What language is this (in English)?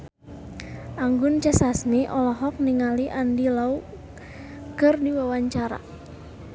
Sundanese